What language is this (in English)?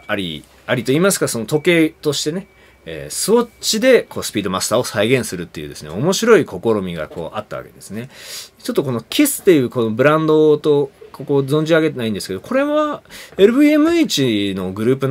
Japanese